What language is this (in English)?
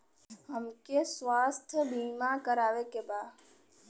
Bhojpuri